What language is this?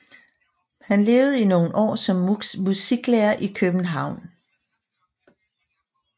Danish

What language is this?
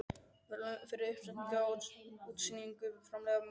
Icelandic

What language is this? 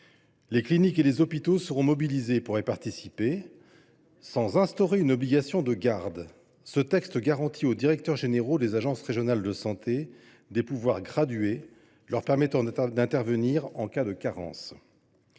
French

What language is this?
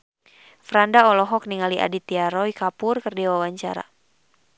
Sundanese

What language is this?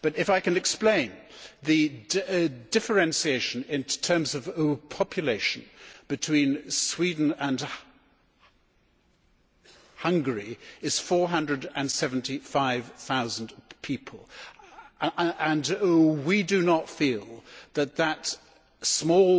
English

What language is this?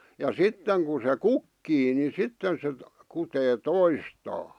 Finnish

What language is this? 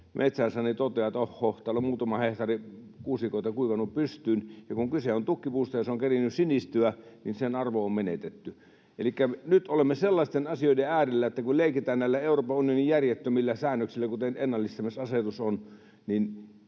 Finnish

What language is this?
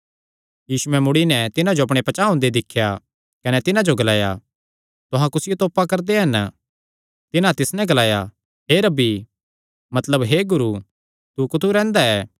Kangri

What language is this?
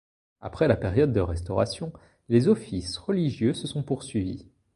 French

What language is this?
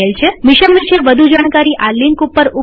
Gujarati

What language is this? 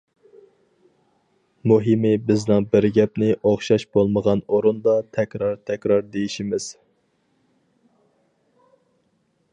Uyghur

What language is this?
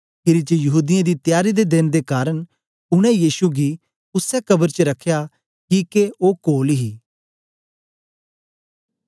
Dogri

